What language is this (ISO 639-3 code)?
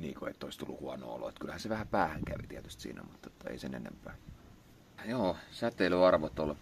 fin